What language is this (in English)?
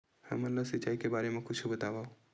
Chhattisgarhi